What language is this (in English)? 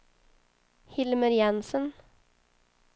Swedish